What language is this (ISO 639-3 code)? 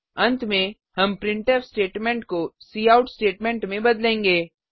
hin